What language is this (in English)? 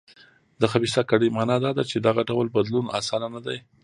Pashto